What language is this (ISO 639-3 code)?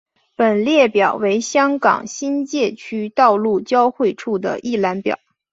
zho